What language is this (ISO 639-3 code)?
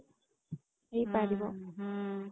ori